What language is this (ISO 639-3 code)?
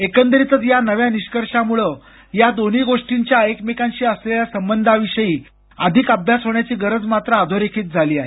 mar